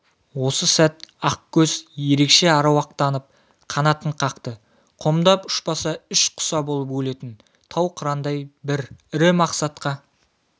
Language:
Kazakh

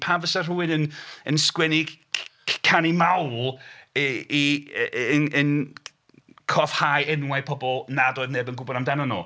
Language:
Welsh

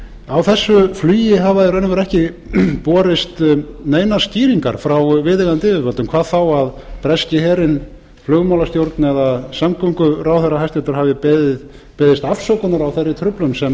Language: Icelandic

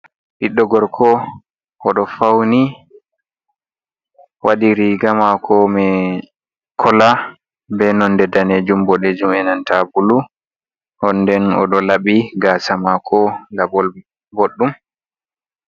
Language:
Fula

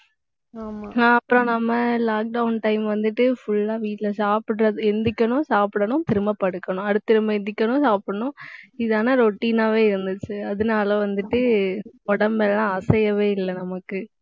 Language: Tamil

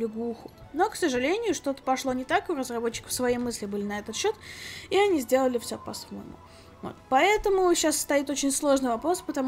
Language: Russian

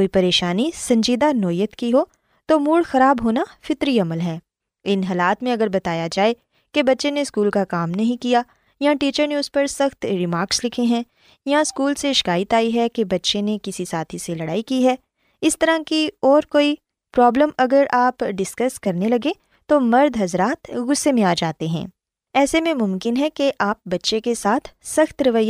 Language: Urdu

